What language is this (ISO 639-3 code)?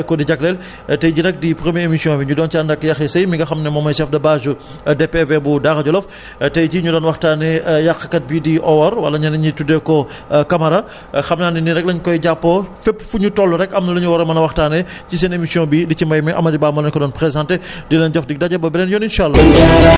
wol